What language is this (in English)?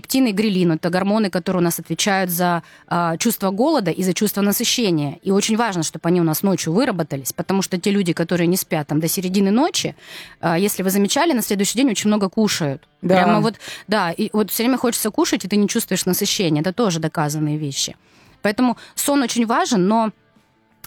Russian